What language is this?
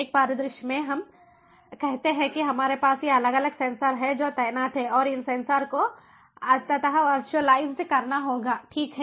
Hindi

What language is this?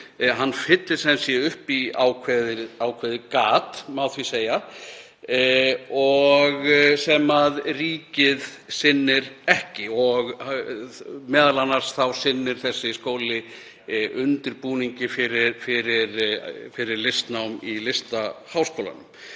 Icelandic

